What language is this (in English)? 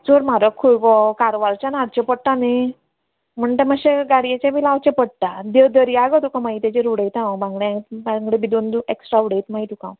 Konkani